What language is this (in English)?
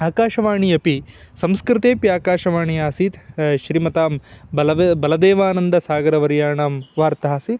Sanskrit